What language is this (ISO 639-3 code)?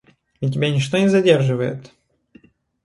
rus